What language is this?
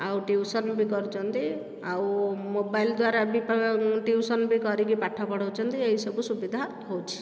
Odia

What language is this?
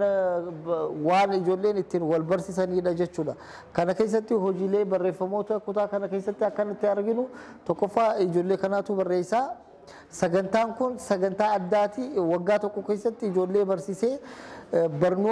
Arabic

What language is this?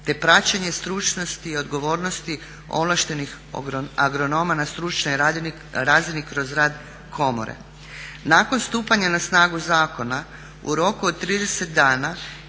Croatian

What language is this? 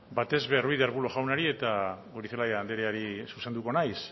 Basque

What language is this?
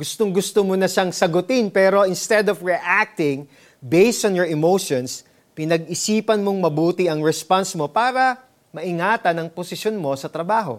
Filipino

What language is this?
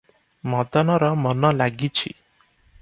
Odia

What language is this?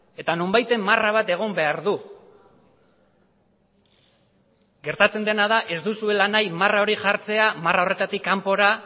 Basque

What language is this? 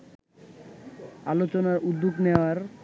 Bangla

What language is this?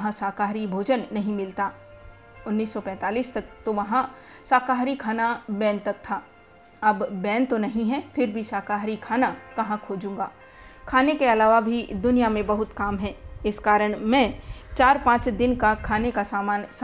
Hindi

